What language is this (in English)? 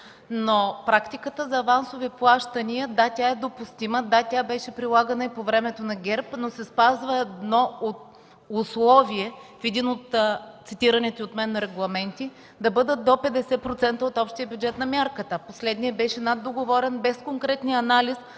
Bulgarian